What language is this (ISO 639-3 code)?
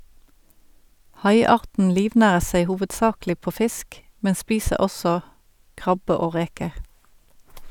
nor